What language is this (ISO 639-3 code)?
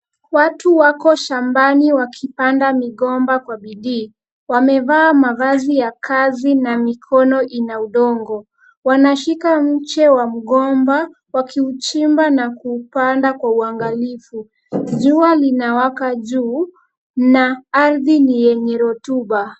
swa